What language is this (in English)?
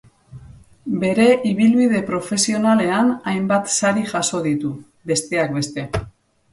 Basque